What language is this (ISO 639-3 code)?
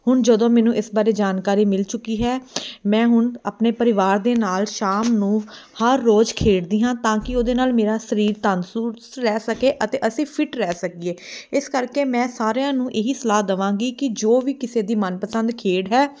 pan